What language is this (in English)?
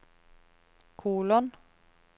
Norwegian